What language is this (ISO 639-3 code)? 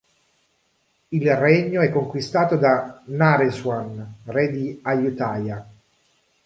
ita